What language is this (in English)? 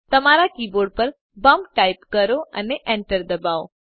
Gujarati